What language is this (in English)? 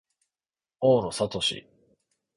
Japanese